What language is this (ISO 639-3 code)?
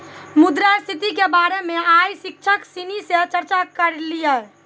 mai